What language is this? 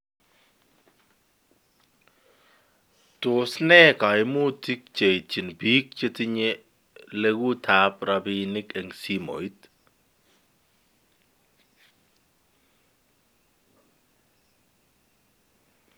Kalenjin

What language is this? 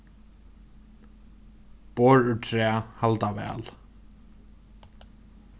Faroese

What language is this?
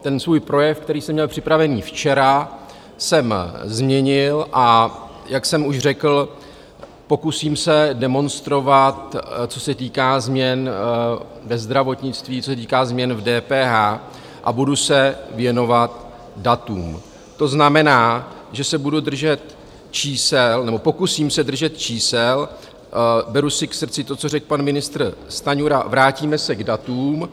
Czech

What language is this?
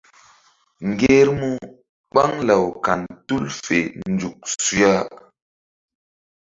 Mbum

